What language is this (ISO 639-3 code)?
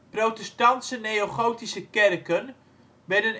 nld